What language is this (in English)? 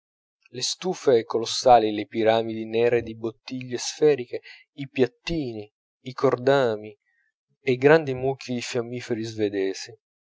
Italian